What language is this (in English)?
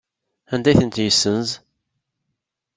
Kabyle